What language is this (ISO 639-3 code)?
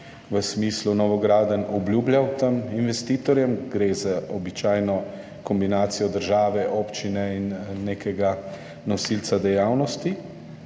slv